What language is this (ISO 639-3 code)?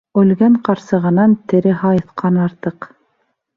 bak